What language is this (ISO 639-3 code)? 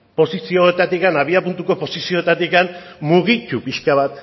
eus